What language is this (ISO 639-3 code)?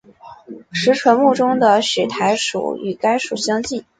zho